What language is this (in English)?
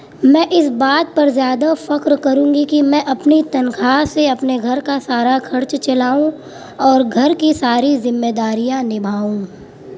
Urdu